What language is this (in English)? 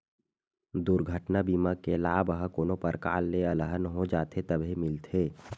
Chhattisgarhi